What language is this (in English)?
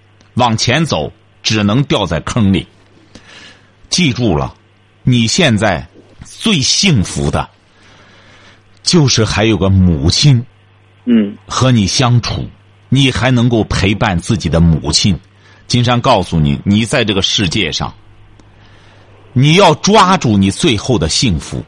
Chinese